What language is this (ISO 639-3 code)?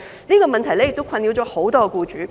yue